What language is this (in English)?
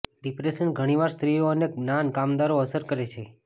Gujarati